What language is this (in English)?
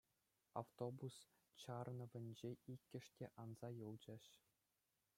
Chuvash